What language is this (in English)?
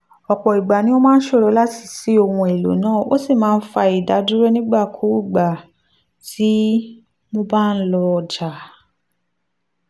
Yoruba